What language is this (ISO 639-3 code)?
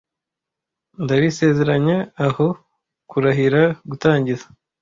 kin